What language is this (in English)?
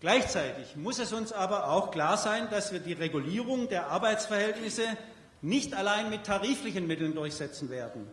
German